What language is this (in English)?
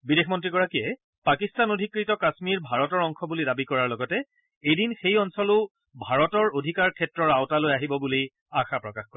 Assamese